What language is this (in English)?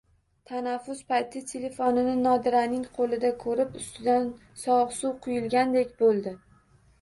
Uzbek